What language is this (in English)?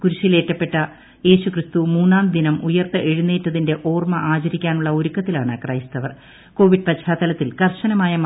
Malayalam